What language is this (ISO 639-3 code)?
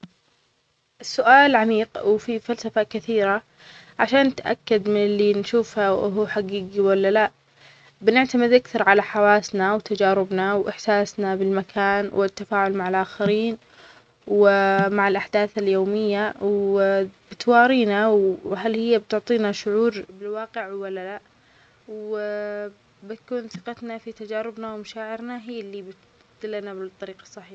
acx